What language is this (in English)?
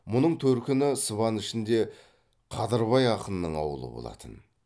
Kazakh